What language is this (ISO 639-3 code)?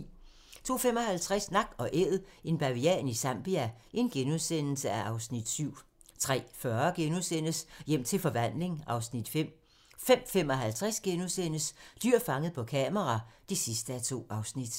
dan